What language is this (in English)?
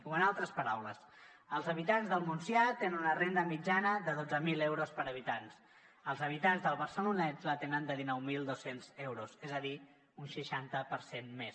Catalan